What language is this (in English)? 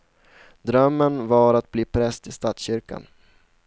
Swedish